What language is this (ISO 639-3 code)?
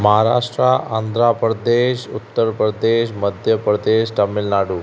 snd